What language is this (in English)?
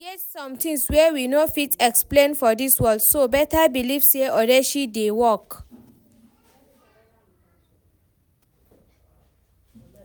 Nigerian Pidgin